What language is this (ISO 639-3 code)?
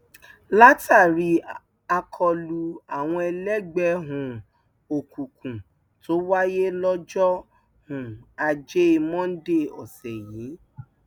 yor